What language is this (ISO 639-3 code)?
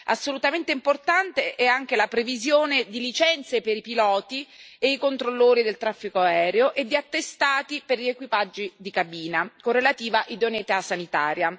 ita